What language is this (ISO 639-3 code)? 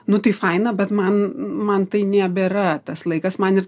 lit